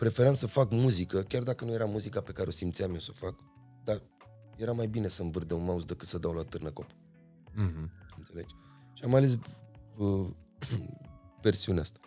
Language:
Romanian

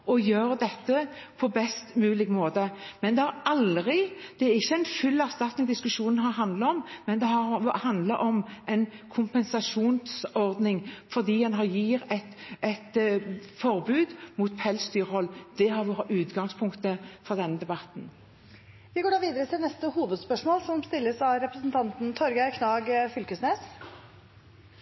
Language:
Norwegian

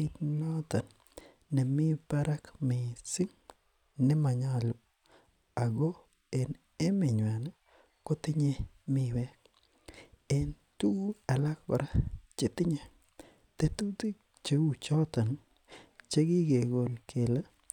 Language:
Kalenjin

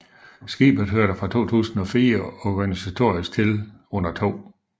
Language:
Danish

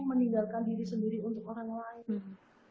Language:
Indonesian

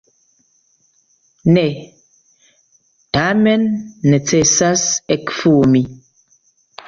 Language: Esperanto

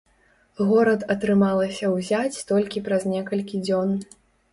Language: Belarusian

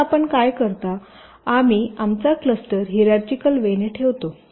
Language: Marathi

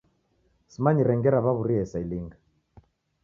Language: Taita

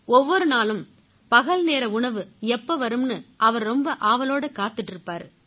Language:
Tamil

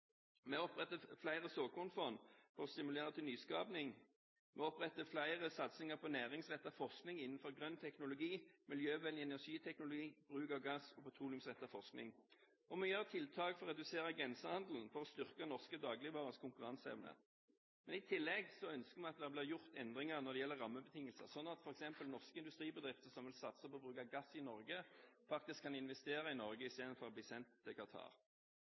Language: Norwegian Bokmål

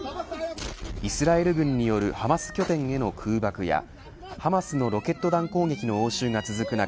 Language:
Japanese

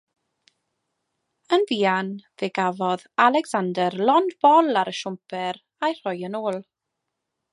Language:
Welsh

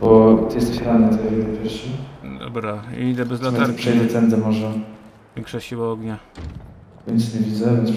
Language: Polish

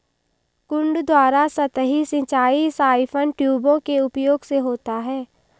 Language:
Hindi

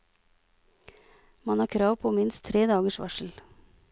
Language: Norwegian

